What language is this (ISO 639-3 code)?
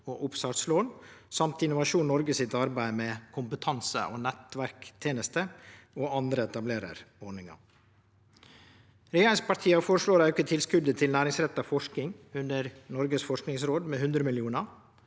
nor